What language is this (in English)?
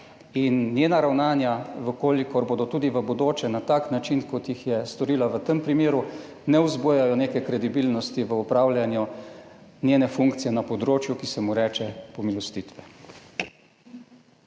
Slovenian